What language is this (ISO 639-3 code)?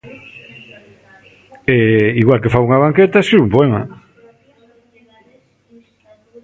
glg